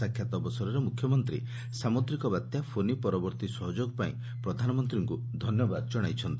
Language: Odia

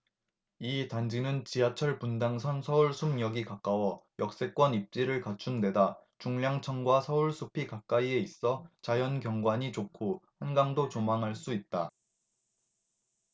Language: Korean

